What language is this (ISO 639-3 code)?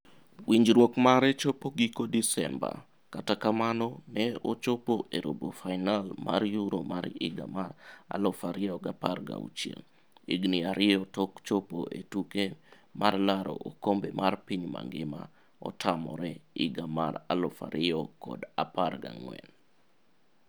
luo